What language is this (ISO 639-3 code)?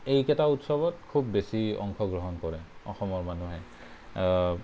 asm